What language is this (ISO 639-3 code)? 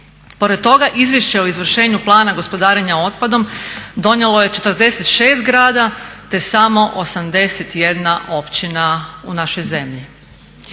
hrv